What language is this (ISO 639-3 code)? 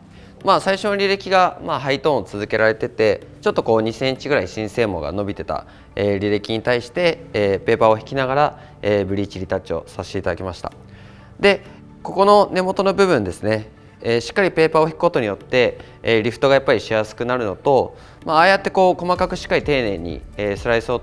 jpn